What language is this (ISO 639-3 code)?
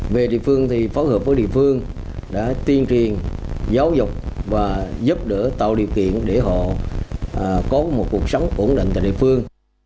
vie